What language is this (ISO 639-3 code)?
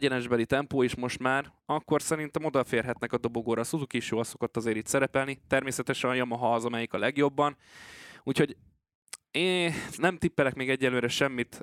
hun